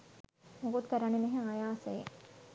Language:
Sinhala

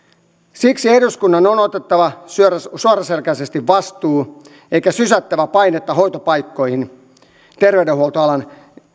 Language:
Finnish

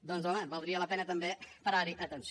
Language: Catalan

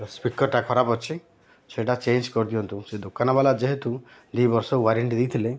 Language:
Odia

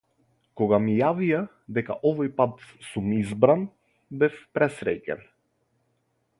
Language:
Macedonian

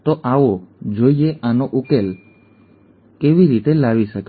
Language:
Gujarati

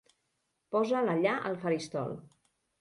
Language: Catalan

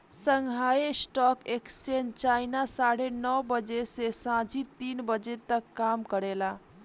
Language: Bhojpuri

